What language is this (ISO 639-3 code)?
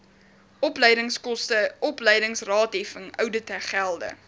afr